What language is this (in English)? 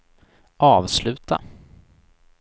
Swedish